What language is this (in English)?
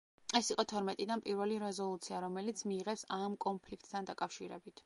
Georgian